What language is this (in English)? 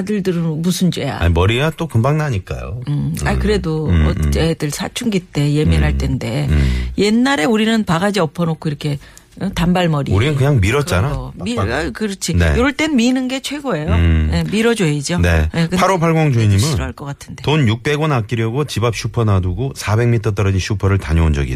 Korean